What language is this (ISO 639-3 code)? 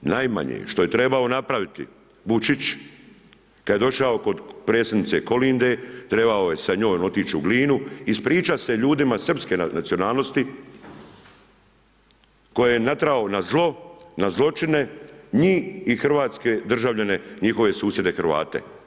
hrv